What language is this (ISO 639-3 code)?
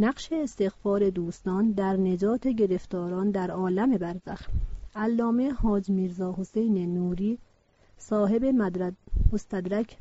fas